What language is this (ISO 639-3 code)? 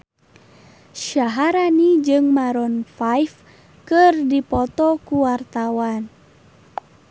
sun